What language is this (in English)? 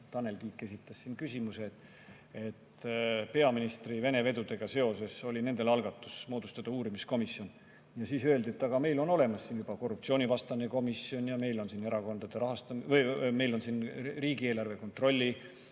Estonian